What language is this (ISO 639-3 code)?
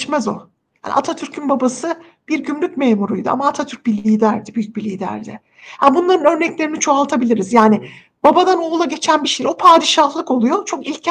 tur